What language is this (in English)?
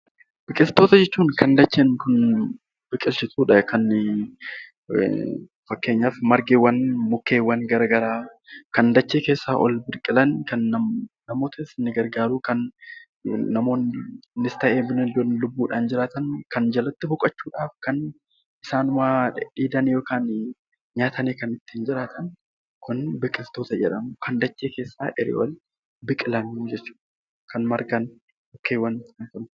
Oromo